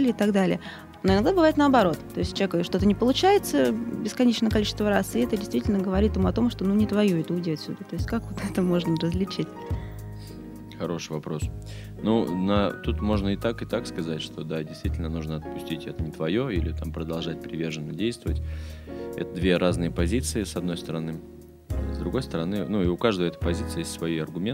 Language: Russian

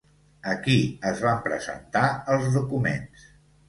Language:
Catalan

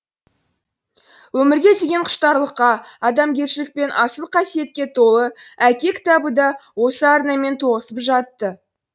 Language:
Kazakh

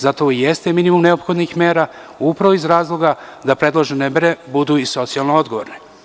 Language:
Serbian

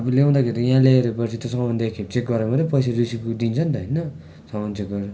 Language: Nepali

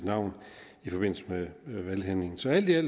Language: Danish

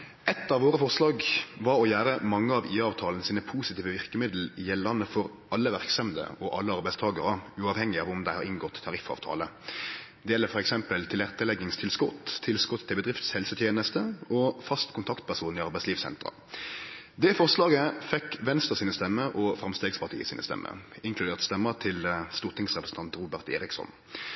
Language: Norwegian Nynorsk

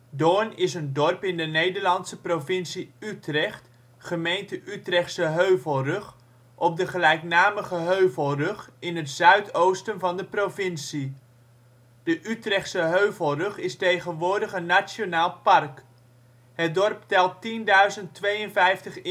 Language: Dutch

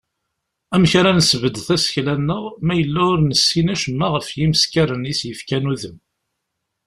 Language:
Kabyle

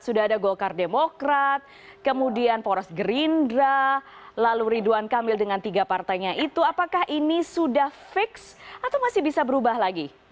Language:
Indonesian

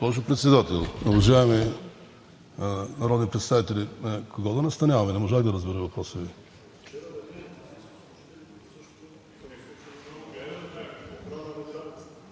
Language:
Bulgarian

